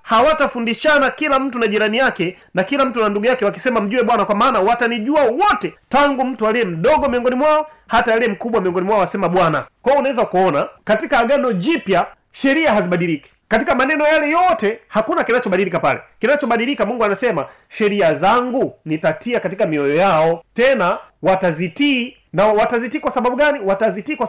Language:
Swahili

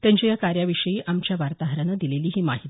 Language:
Marathi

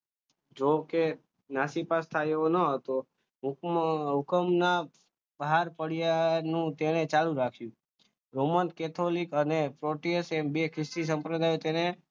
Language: Gujarati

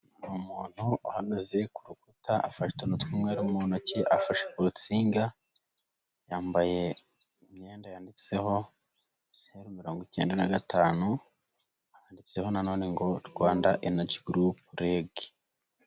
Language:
Kinyarwanda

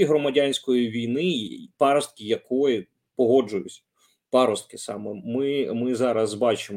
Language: Ukrainian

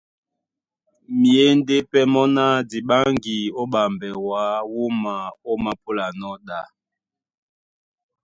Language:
Duala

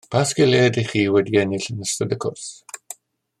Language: Welsh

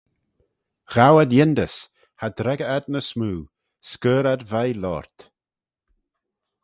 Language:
Manx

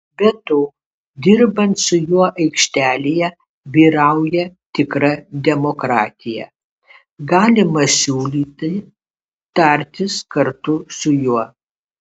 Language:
Lithuanian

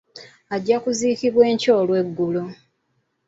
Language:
Ganda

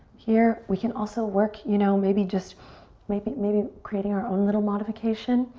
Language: English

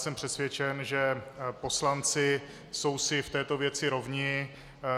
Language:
Czech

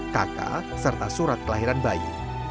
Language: Indonesian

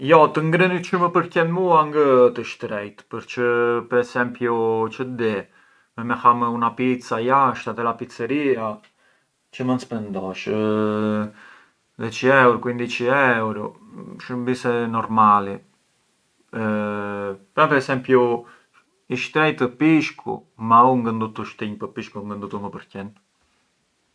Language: Arbëreshë Albanian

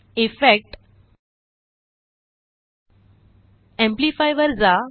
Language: Marathi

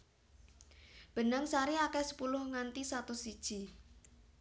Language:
Javanese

